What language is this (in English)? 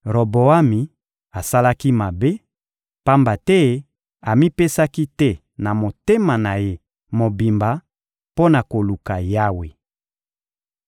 Lingala